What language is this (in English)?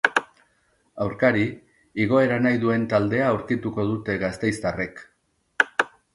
Basque